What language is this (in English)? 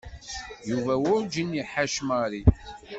Kabyle